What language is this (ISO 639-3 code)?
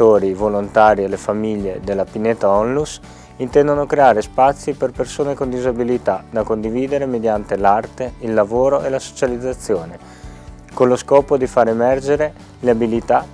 ita